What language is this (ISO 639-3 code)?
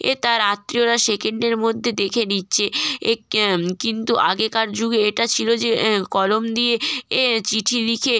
ben